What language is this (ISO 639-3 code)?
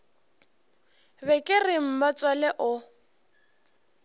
nso